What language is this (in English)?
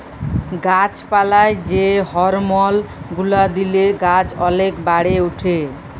Bangla